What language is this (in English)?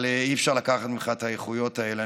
Hebrew